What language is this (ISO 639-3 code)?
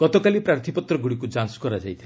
ori